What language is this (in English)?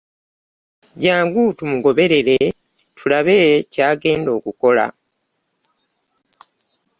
Ganda